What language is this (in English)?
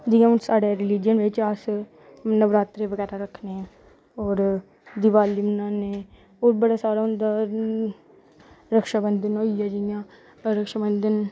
Dogri